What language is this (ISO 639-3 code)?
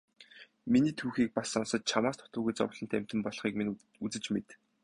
mon